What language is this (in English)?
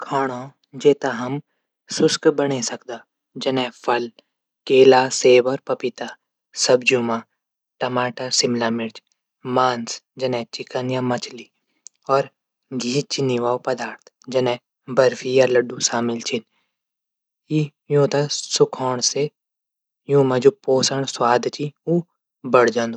Garhwali